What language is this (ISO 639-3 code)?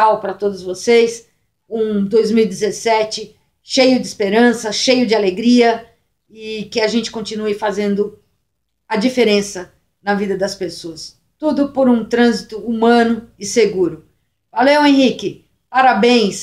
por